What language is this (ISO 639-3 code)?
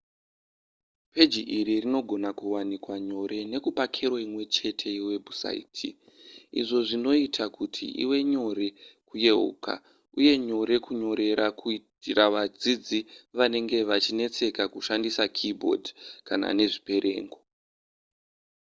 sna